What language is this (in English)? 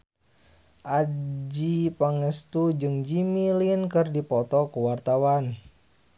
Sundanese